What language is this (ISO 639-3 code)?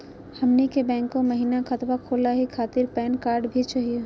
mag